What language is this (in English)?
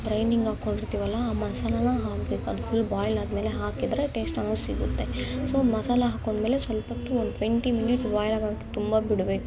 Kannada